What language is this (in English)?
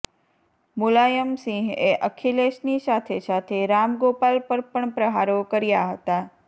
Gujarati